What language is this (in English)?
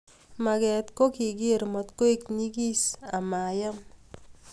Kalenjin